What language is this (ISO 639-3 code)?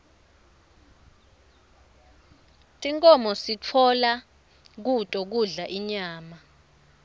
ssw